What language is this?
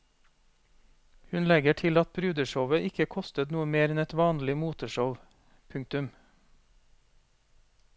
Norwegian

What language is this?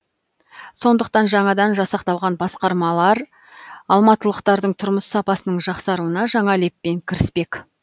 Kazakh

